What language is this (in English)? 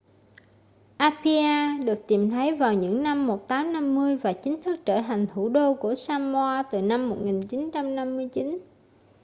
Vietnamese